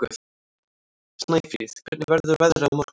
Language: Icelandic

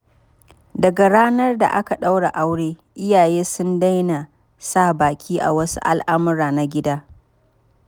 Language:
Hausa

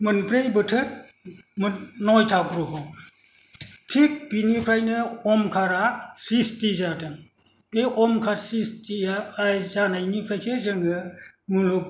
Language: Bodo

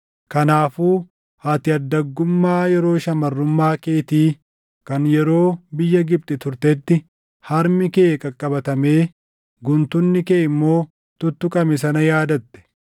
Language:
Oromo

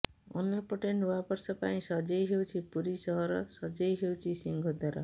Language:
Odia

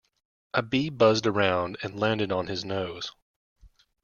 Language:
English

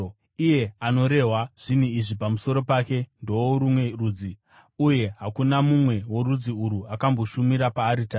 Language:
Shona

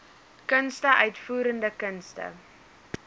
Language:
Afrikaans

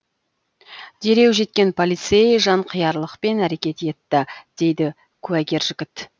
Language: Kazakh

